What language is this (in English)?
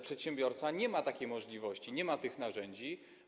Polish